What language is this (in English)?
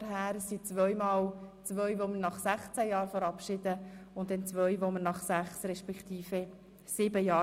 Swiss German